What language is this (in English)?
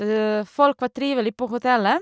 Norwegian